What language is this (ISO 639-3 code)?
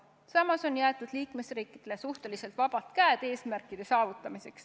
est